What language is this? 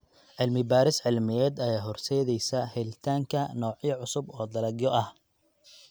Somali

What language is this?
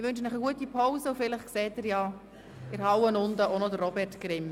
Swiss German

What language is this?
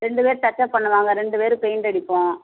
Tamil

